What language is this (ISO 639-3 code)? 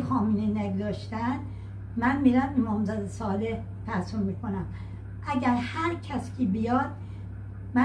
fas